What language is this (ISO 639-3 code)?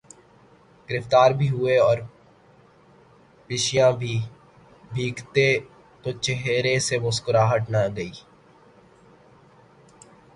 urd